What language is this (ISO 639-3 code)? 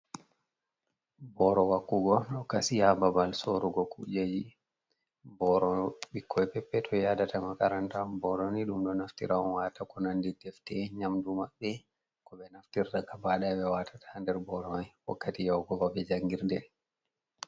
ful